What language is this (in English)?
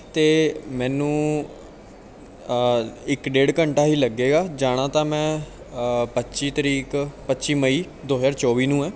Punjabi